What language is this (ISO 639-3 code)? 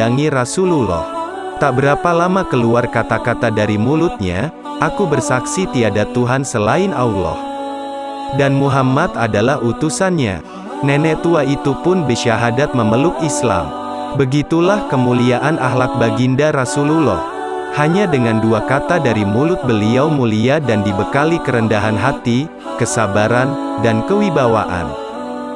ind